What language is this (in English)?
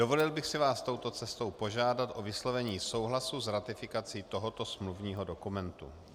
Czech